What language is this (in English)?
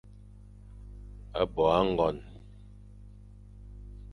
Fang